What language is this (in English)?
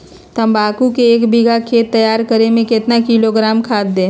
Magahi